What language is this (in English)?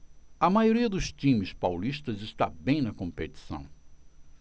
Portuguese